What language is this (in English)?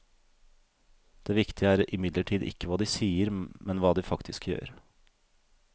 Norwegian